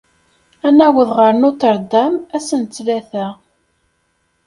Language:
Kabyle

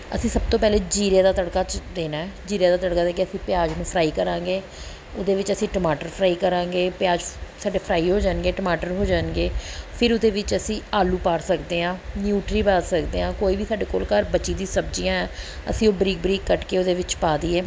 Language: Punjabi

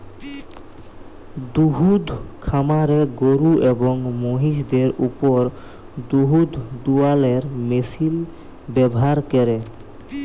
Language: Bangla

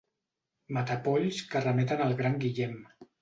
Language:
Catalan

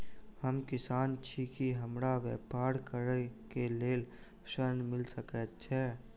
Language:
Maithili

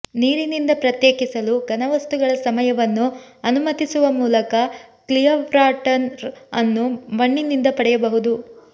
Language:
Kannada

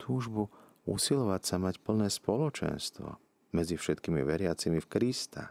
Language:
Slovak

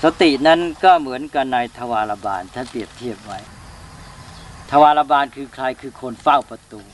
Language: Thai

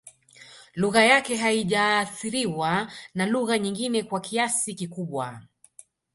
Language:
Swahili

